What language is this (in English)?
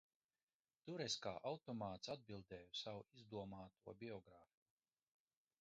Latvian